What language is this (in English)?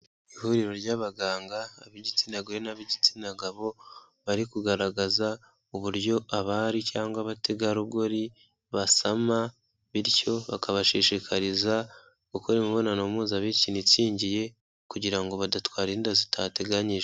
Kinyarwanda